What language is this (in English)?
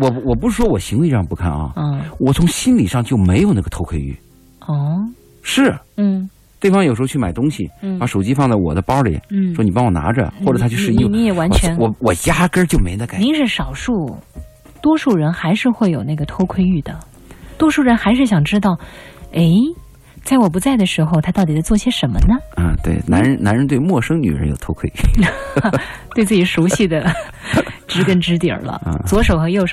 Chinese